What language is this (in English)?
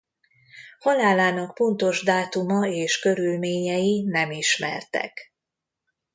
Hungarian